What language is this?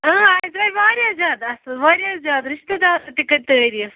Kashmiri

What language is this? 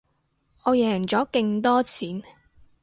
Cantonese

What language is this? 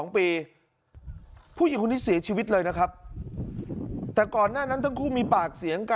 Thai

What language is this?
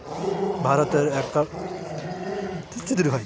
Bangla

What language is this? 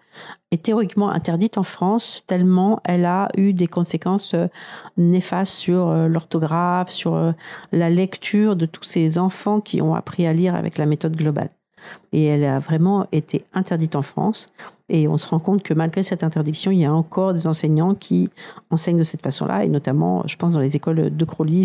French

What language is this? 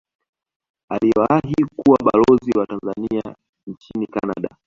Swahili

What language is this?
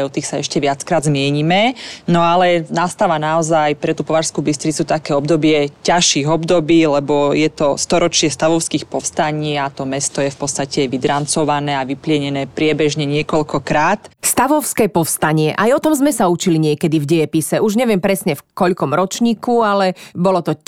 Slovak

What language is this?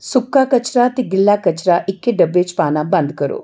Dogri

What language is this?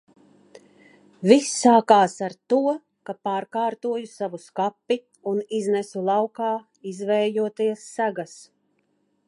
Latvian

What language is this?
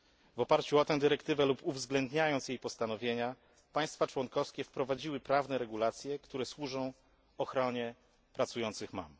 Polish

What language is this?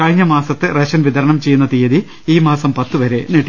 Malayalam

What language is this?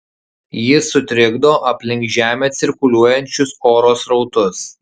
Lithuanian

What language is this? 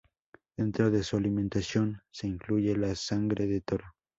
Spanish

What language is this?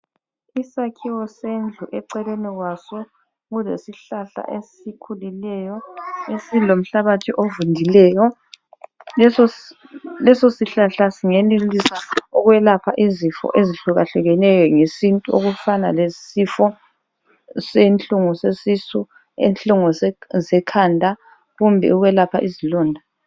North Ndebele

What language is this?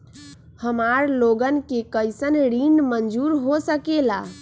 Magahi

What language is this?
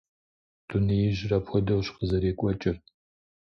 Kabardian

